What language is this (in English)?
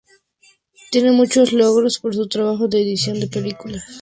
Spanish